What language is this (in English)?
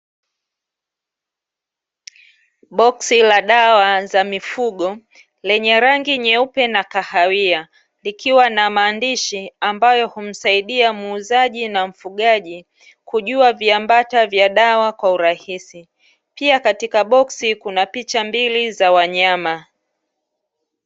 Swahili